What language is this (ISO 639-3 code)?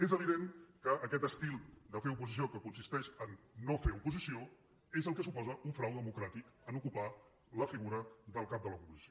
cat